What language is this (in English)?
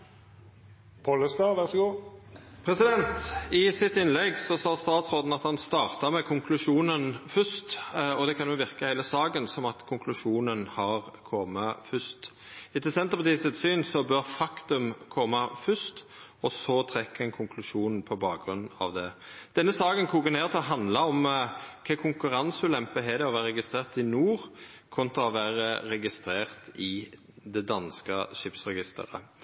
Norwegian